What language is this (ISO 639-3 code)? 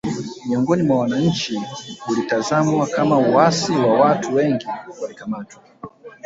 swa